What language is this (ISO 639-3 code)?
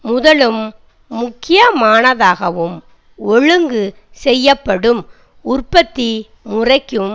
tam